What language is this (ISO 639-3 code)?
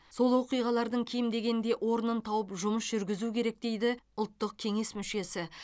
kaz